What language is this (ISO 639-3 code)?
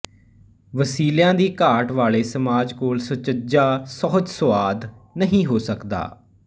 pan